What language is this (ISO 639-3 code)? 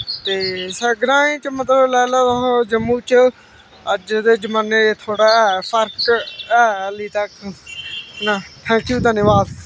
doi